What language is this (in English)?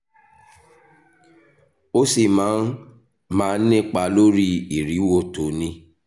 Yoruba